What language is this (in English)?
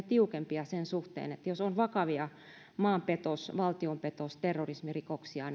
Finnish